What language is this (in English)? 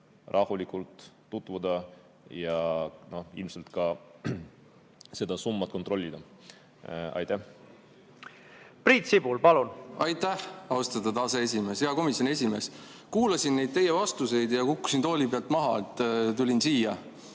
Estonian